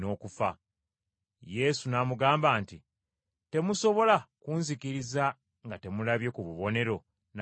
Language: Ganda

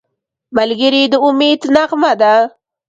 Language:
Pashto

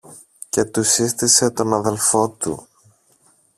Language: Greek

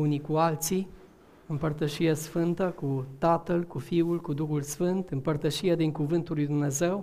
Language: Romanian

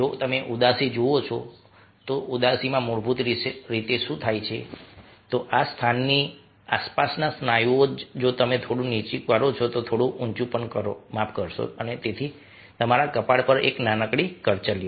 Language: Gujarati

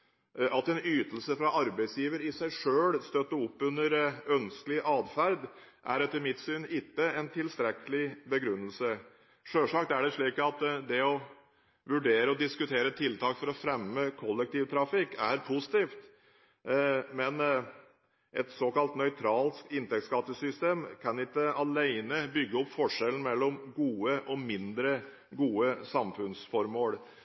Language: Norwegian Bokmål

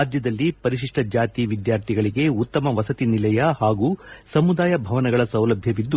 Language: Kannada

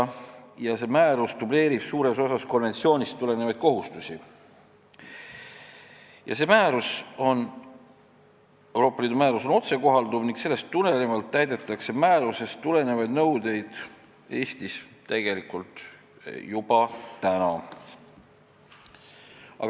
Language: Estonian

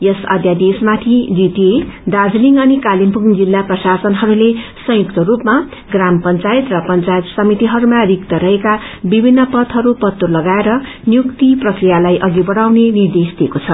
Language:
Nepali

